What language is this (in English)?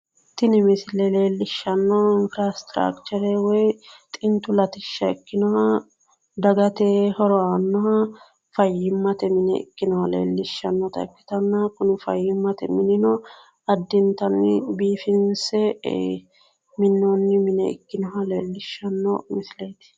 Sidamo